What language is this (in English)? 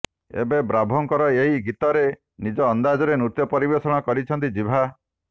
Odia